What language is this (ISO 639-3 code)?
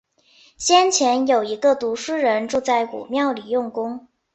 zho